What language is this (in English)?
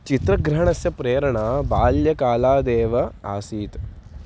Sanskrit